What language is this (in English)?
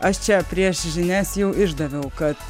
Lithuanian